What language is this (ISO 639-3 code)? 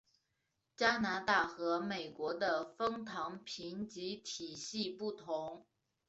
zho